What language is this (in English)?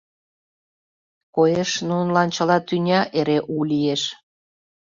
Mari